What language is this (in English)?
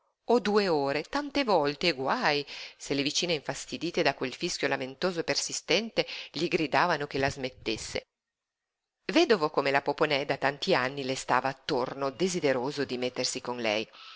Italian